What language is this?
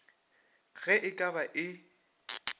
Northern Sotho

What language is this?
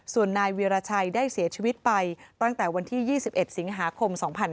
Thai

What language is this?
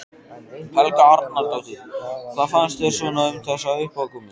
Icelandic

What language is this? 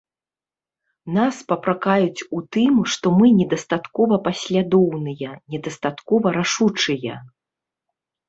Belarusian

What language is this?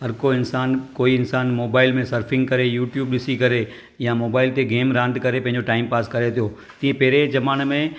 Sindhi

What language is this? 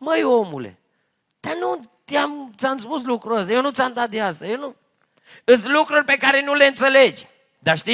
Romanian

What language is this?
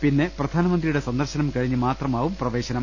Malayalam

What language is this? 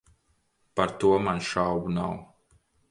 Latvian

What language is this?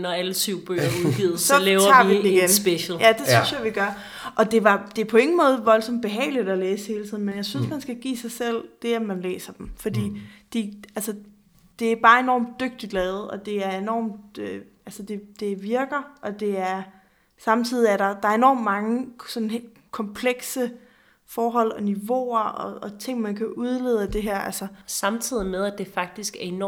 Danish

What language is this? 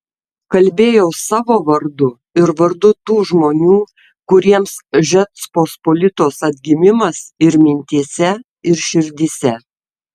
Lithuanian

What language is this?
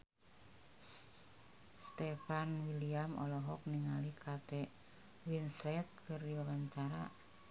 Sundanese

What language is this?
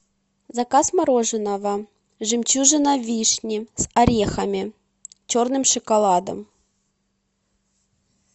Russian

